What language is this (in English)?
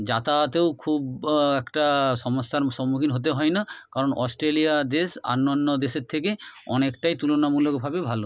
Bangla